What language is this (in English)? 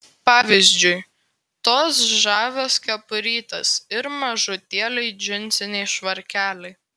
Lithuanian